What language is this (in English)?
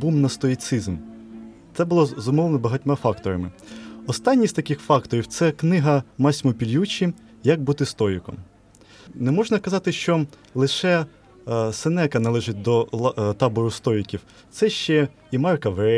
Ukrainian